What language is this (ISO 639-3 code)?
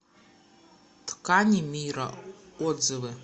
rus